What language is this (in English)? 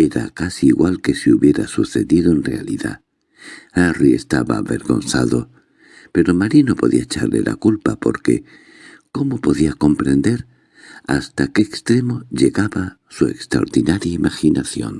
Spanish